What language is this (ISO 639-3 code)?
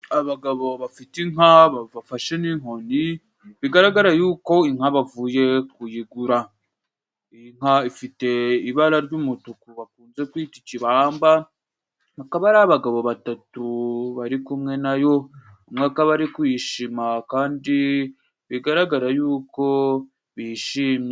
kin